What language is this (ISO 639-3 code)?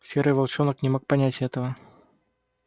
rus